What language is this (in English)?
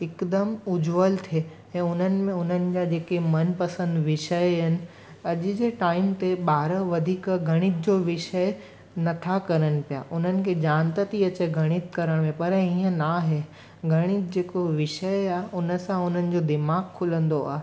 Sindhi